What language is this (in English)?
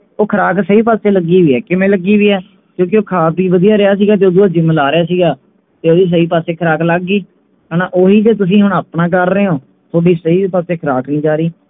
Punjabi